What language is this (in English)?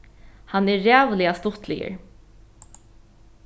Faroese